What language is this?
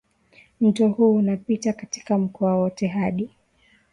Swahili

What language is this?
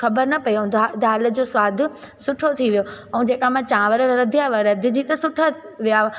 Sindhi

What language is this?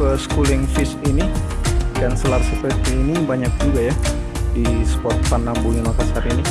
Indonesian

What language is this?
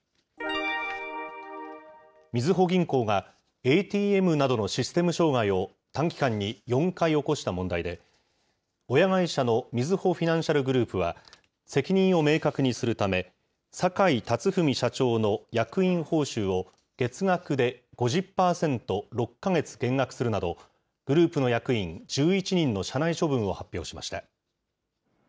Japanese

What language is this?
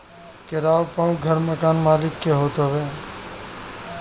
Bhojpuri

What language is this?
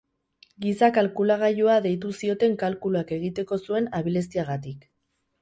Basque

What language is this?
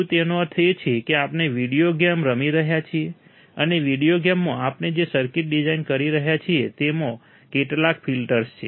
Gujarati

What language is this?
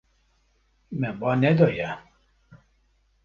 Kurdish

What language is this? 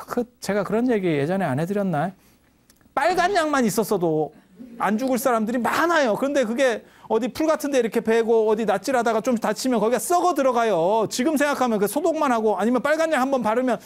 Korean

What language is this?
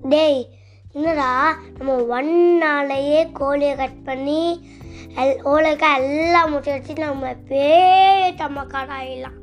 Tamil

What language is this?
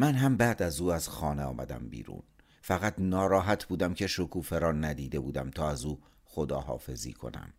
Persian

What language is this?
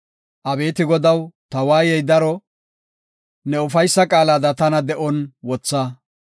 Gofa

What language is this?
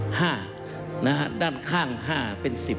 Thai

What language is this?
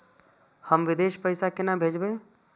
Maithili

